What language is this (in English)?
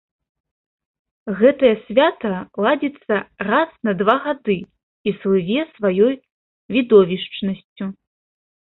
Belarusian